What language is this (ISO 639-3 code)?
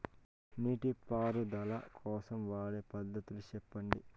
tel